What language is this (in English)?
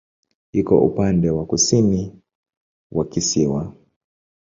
Swahili